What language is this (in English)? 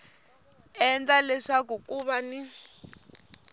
Tsonga